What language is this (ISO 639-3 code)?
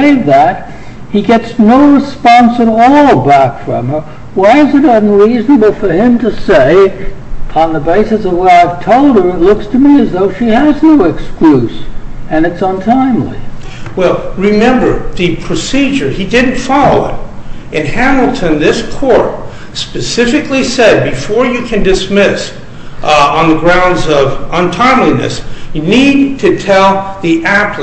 eng